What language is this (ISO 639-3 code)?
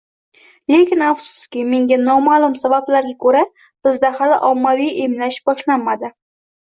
uzb